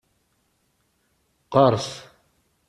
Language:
Kabyle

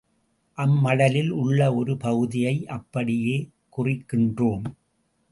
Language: Tamil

